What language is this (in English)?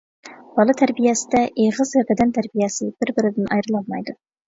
Uyghur